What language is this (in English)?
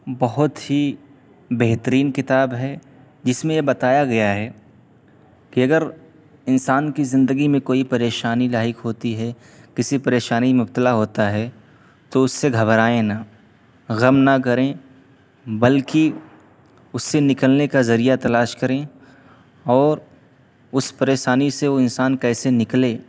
Urdu